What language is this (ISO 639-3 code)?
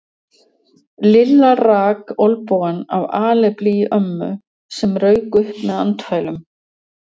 isl